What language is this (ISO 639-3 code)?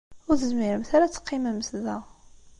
kab